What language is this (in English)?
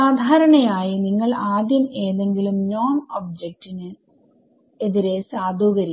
Malayalam